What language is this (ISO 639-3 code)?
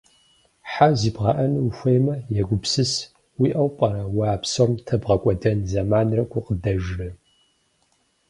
kbd